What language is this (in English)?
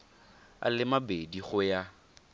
Tswana